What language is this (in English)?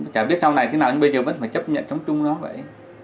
Vietnamese